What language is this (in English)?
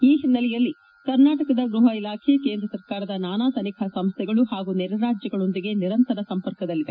Kannada